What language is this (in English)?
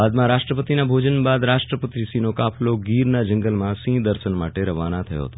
Gujarati